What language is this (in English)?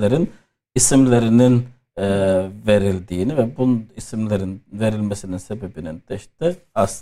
Turkish